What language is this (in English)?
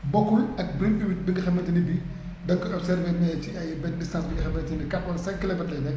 Wolof